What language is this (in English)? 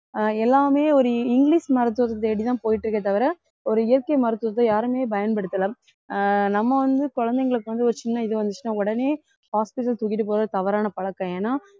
Tamil